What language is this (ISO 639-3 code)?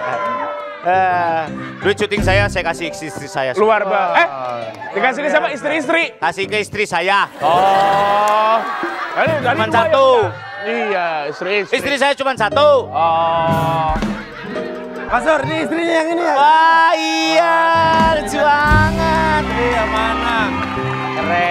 ind